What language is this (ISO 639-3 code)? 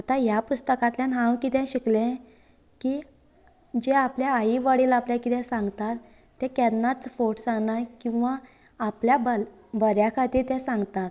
kok